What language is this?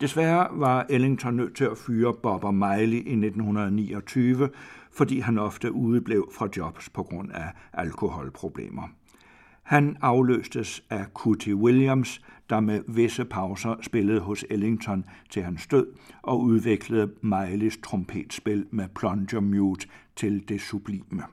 Danish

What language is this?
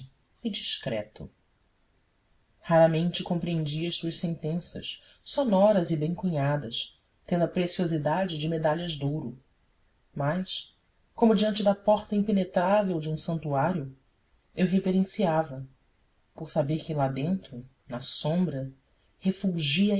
Portuguese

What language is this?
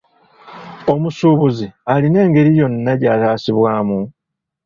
Ganda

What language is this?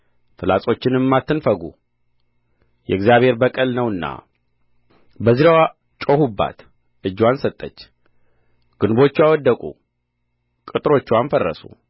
Amharic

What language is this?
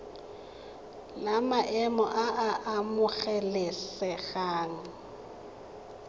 Tswana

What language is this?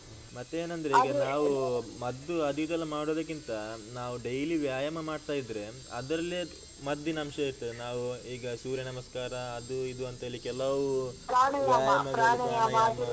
Kannada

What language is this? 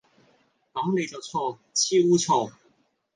Cantonese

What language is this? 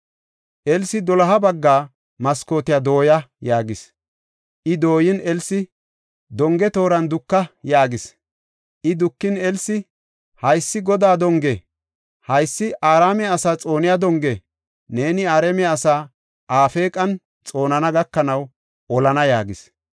Gofa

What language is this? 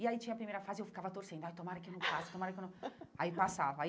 Portuguese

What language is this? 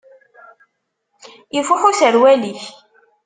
Kabyle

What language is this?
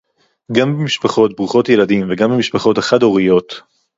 Hebrew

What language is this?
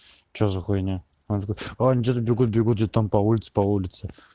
Russian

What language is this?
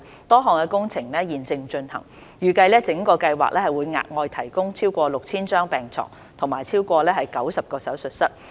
Cantonese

